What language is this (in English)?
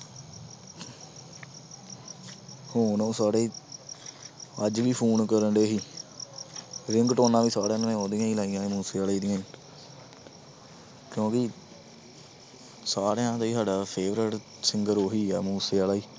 Punjabi